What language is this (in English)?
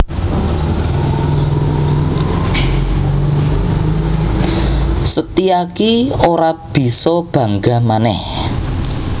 Javanese